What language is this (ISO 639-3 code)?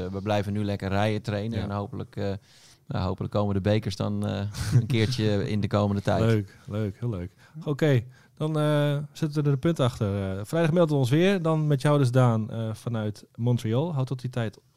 nld